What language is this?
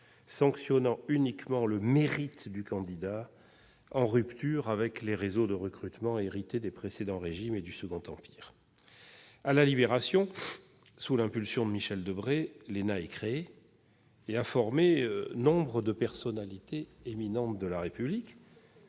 French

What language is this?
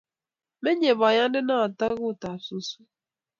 Kalenjin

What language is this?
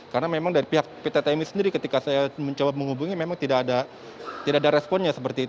Indonesian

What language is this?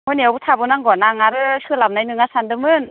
Bodo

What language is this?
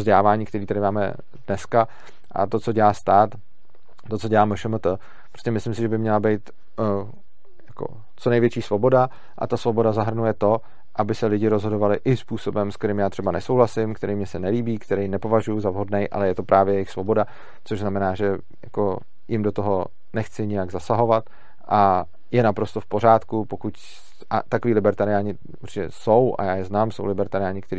Czech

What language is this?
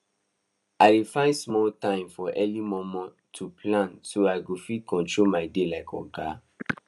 Nigerian Pidgin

